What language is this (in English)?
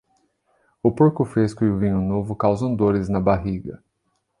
Portuguese